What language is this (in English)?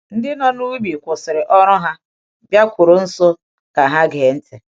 Igbo